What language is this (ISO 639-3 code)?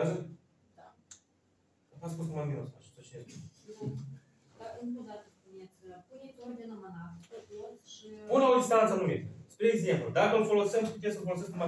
ron